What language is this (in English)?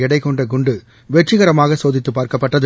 Tamil